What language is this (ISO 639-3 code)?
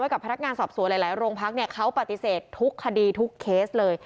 tha